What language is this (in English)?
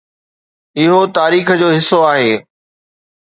Sindhi